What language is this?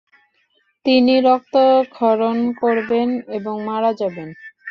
Bangla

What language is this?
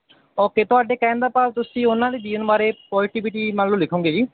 Punjabi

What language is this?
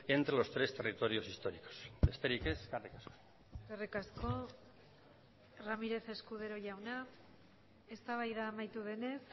Basque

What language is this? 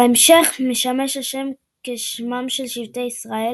Hebrew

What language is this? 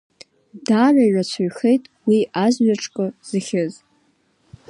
Abkhazian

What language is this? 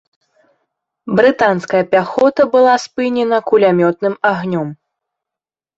Belarusian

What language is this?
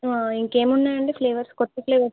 Telugu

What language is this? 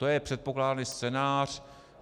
Czech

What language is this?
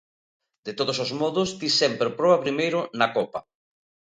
Galician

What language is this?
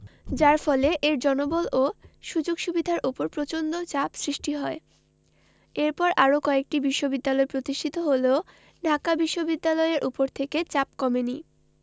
Bangla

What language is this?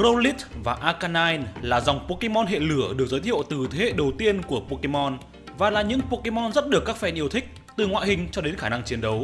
Vietnamese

